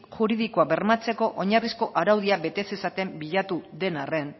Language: Basque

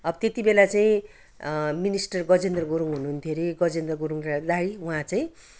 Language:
Nepali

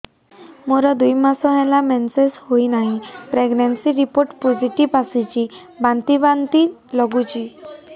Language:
Odia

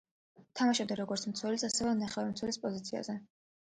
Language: Georgian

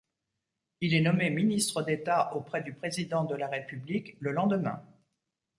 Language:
French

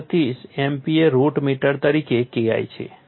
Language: Gujarati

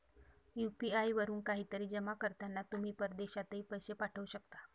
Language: Marathi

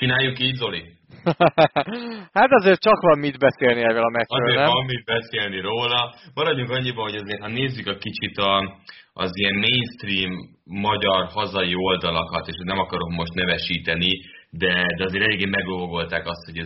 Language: Hungarian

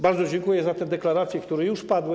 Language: Polish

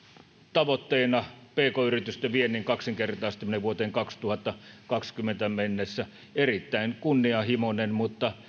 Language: Finnish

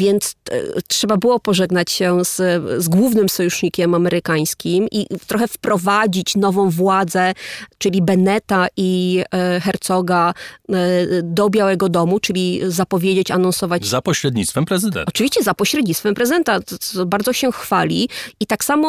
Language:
Polish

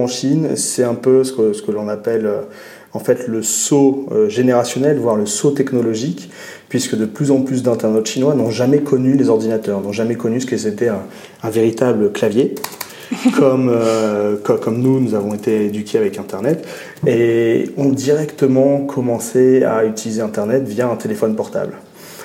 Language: French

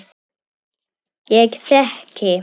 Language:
Icelandic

